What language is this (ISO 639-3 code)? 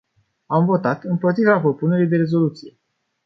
ron